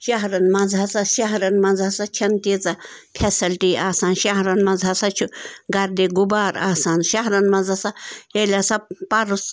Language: Kashmiri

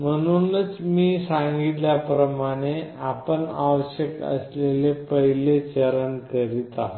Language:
Marathi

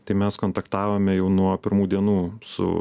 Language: Lithuanian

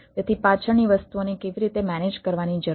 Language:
Gujarati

